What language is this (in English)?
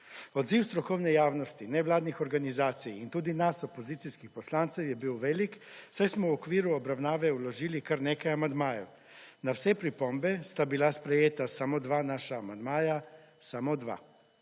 Slovenian